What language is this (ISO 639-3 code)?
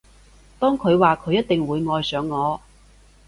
yue